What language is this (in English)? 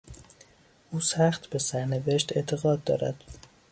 Persian